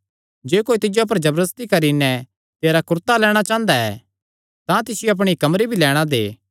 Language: Kangri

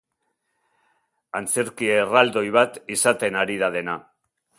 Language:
Basque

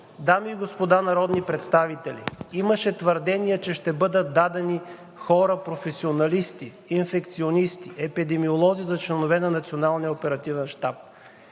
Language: Bulgarian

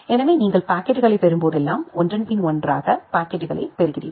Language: Tamil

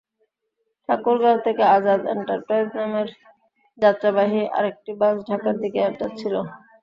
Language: Bangla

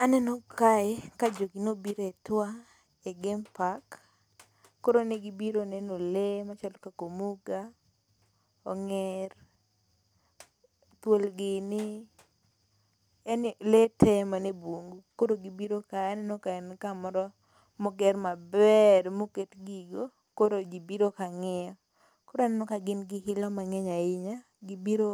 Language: Luo (Kenya and Tanzania)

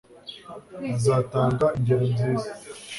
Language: Kinyarwanda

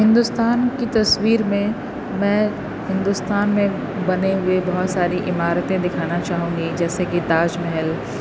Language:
Urdu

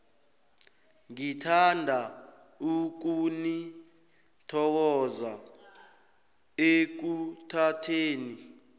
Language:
South Ndebele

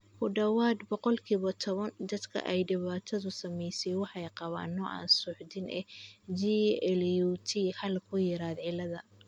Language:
Somali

